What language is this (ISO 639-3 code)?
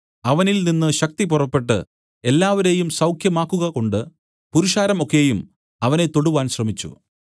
mal